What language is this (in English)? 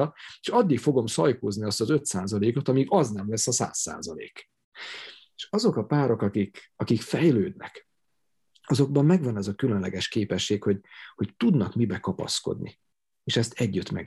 Hungarian